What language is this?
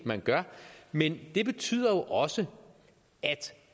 Danish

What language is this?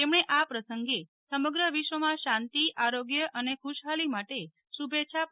Gujarati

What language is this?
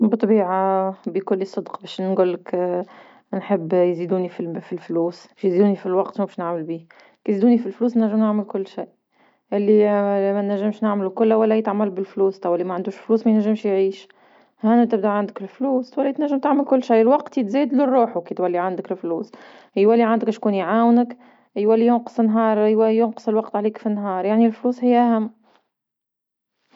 Tunisian Arabic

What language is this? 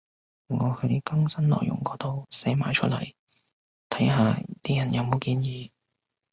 Cantonese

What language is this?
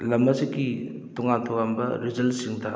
Manipuri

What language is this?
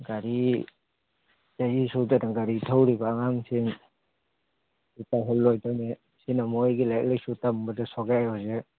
Manipuri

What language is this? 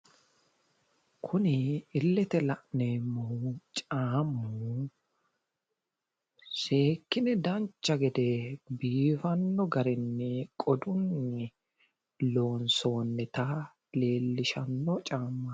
Sidamo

